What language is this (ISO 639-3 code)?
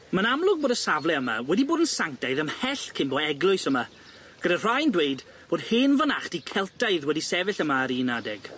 cym